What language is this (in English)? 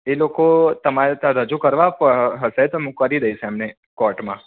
Gujarati